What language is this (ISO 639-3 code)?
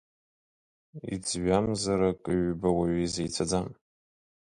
abk